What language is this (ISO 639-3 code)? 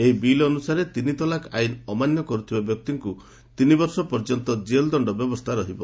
ori